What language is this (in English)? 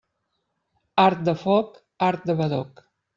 Catalan